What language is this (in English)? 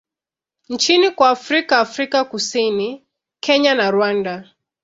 Swahili